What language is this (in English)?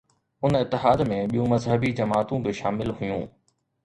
Sindhi